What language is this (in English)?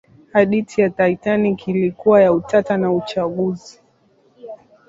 Swahili